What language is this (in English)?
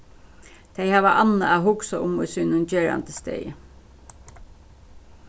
Faroese